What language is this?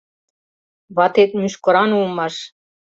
Mari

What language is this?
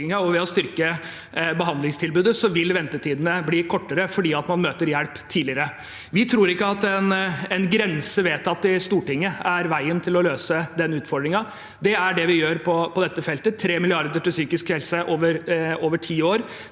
Norwegian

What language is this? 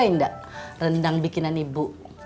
Indonesian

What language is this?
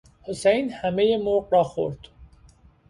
Persian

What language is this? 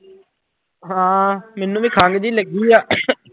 Punjabi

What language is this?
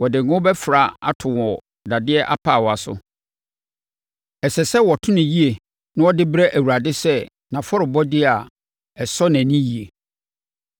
Akan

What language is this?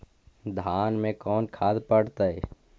Magahi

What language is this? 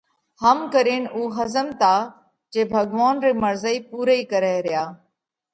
Parkari Koli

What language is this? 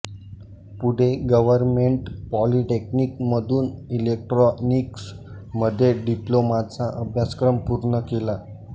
Marathi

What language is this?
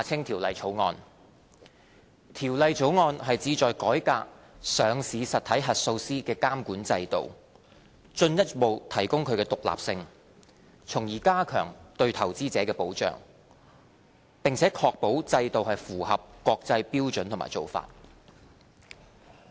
Cantonese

